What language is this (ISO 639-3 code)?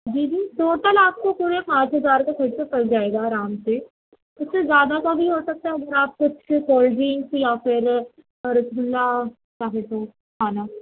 urd